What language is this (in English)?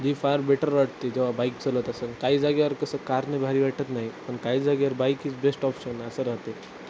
Marathi